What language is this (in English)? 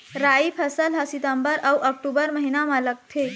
Chhattisgarhi